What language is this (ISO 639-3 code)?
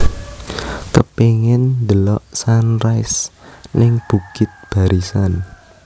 jav